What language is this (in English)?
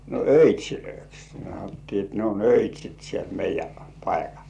Finnish